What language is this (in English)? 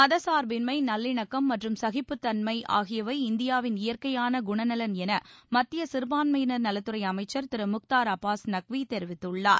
Tamil